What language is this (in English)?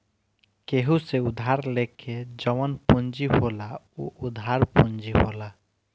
Bhojpuri